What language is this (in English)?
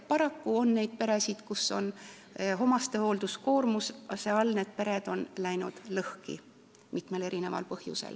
Estonian